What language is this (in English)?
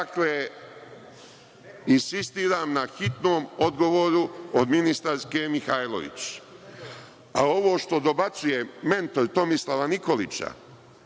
Serbian